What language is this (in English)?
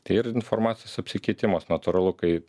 Lithuanian